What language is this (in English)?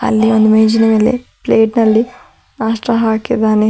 Kannada